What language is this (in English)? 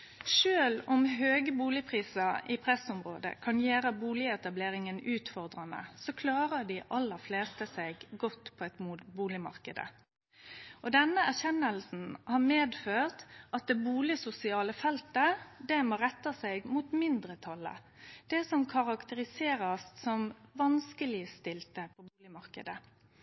Norwegian Nynorsk